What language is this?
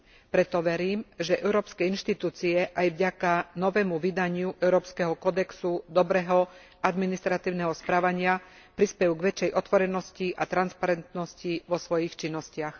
Slovak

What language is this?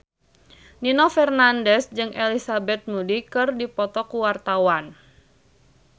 Sundanese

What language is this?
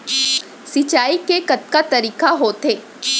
Chhattisgarhi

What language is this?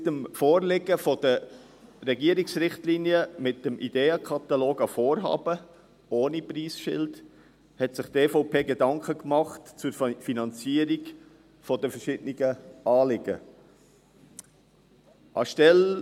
Swiss German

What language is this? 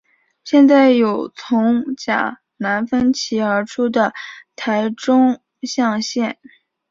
Chinese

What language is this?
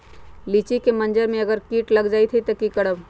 Magahi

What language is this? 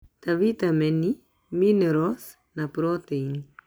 Kikuyu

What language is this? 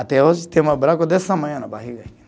Portuguese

